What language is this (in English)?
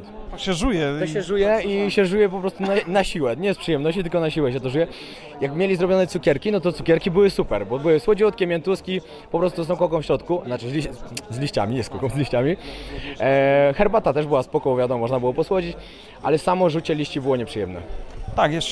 Polish